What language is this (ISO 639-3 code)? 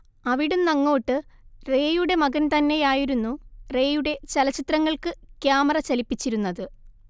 mal